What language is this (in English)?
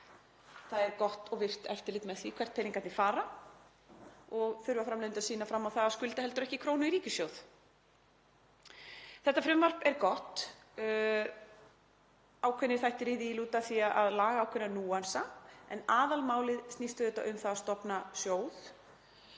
Icelandic